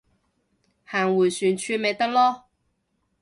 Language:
Cantonese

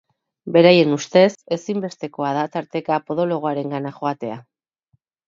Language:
Basque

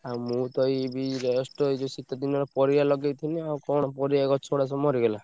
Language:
Odia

